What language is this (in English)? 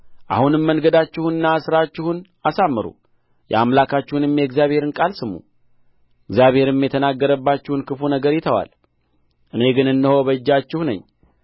Amharic